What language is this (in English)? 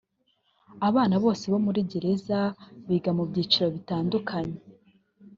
Kinyarwanda